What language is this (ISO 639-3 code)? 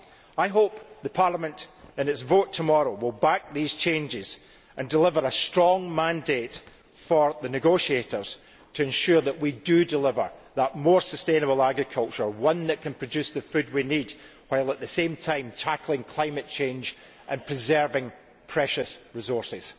eng